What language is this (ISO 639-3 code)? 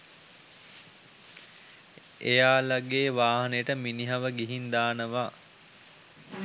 sin